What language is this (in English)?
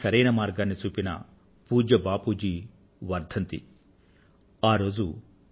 Telugu